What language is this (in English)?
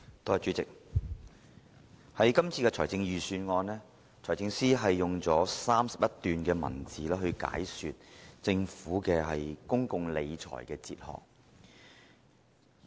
Cantonese